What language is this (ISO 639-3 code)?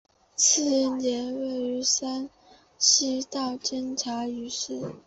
zho